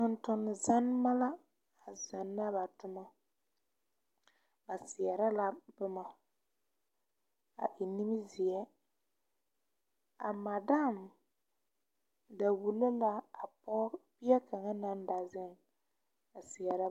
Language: Southern Dagaare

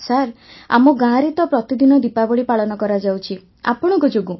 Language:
Odia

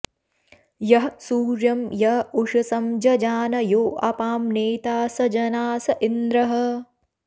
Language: Sanskrit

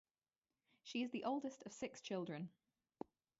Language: English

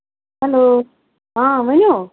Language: Kashmiri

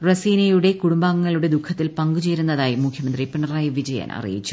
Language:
Malayalam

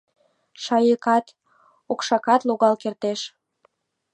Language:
Mari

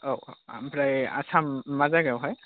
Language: Bodo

